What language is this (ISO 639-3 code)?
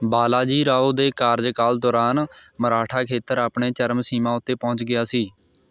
pan